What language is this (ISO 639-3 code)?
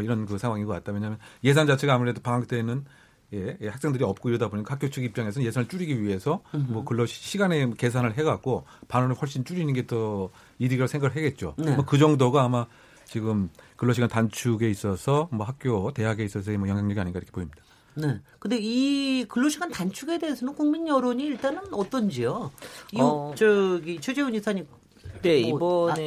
kor